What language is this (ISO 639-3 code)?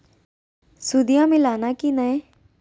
mag